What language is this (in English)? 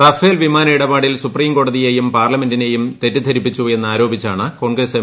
Malayalam